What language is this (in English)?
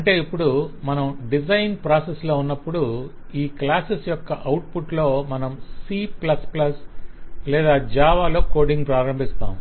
Telugu